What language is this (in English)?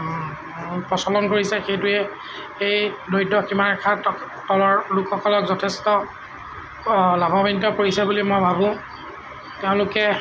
Assamese